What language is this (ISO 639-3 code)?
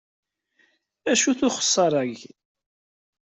kab